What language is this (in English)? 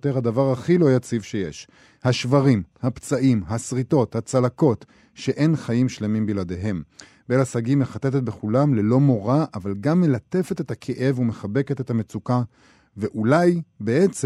Hebrew